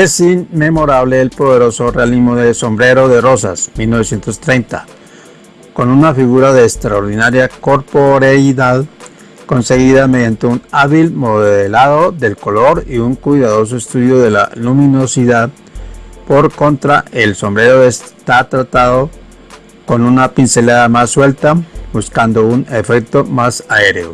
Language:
Spanish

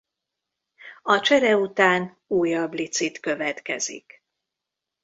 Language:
Hungarian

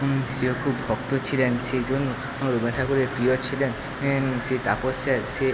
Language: Bangla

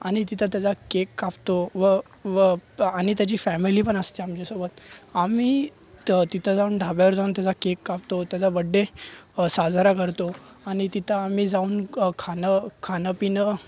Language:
Marathi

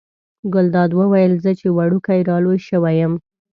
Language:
Pashto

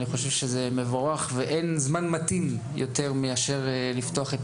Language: Hebrew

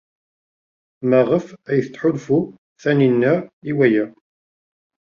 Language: Kabyle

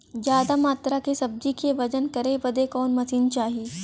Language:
Bhojpuri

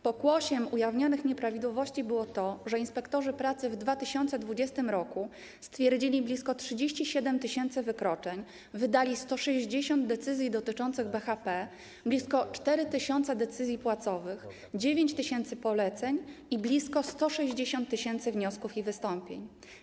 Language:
Polish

